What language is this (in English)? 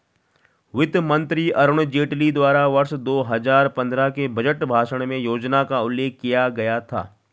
Hindi